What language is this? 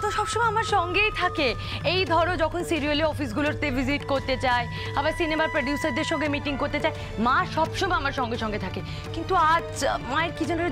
Hindi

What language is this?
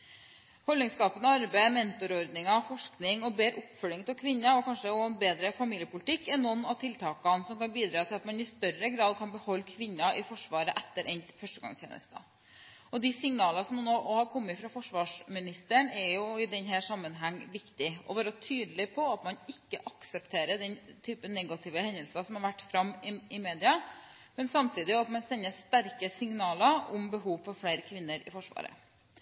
Norwegian Bokmål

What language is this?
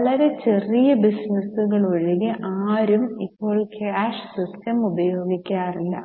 Malayalam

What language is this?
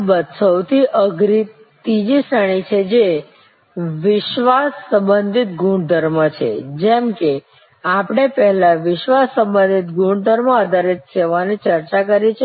Gujarati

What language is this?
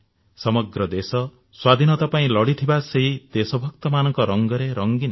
Odia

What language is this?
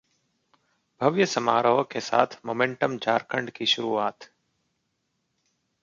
Hindi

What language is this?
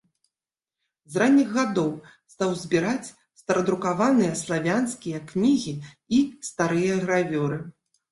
Belarusian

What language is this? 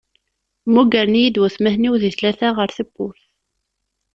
Kabyle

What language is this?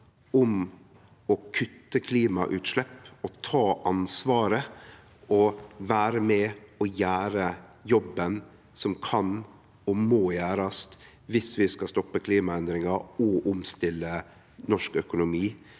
Norwegian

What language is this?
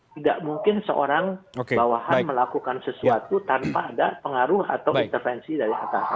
Indonesian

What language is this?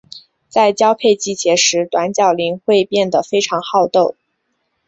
Chinese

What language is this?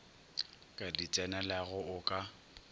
Northern Sotho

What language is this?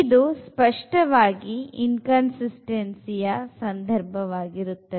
Kannada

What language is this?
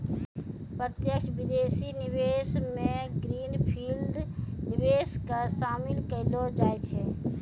Maithili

